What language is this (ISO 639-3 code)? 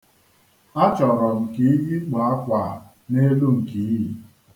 ibo